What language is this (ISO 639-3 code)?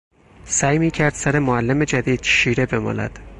fas